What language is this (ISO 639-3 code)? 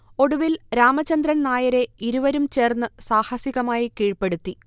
mal